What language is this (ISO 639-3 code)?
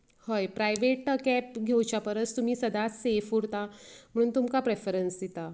kok